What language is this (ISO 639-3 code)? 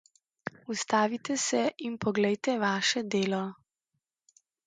slv